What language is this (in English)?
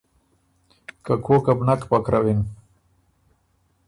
Ormuri